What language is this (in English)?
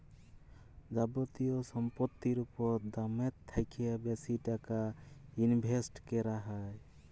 Bangla